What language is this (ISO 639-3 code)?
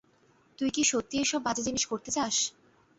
ben